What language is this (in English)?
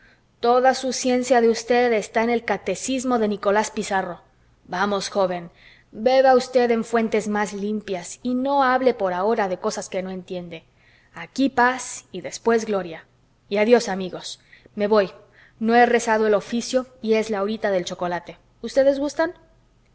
Spanish